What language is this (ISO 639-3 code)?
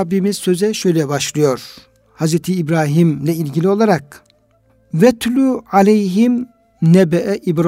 tur